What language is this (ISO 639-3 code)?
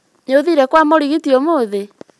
kik